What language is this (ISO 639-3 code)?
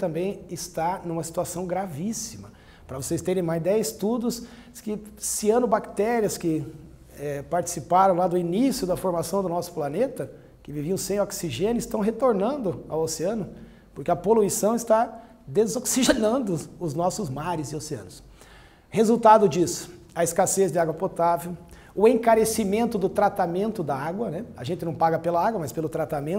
por